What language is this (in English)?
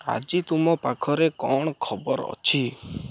Odia